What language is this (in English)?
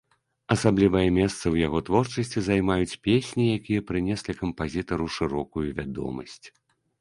Belarusian